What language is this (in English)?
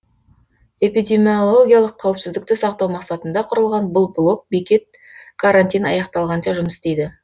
Kazakh